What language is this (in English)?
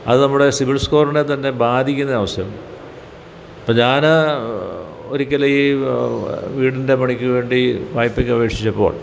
Malayalam